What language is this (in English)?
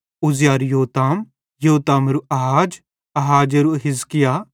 Bhadrawahi